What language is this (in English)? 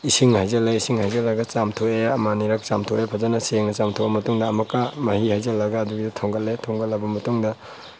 Manipuri